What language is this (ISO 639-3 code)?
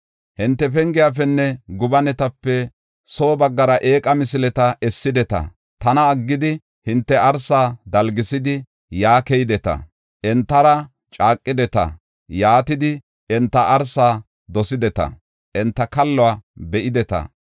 gof